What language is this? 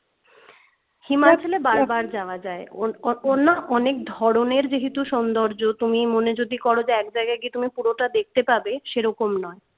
Bangla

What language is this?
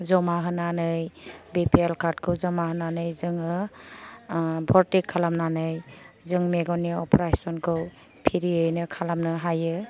Bodo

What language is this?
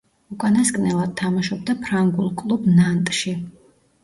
Georgian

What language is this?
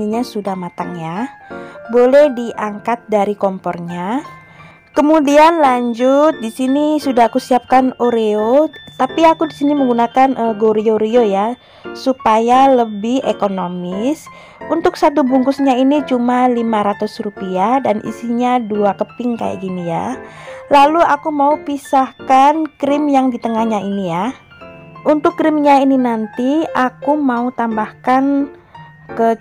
Indonesian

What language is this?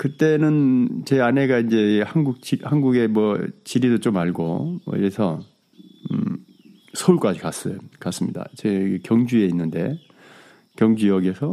Korean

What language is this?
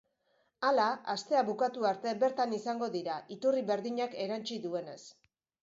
Basque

